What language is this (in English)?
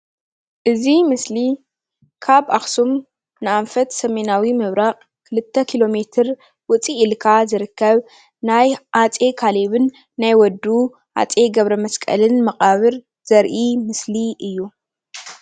Tigrinya